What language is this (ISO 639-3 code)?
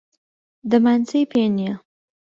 ckb